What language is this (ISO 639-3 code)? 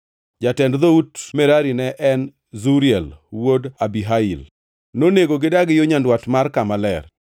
luo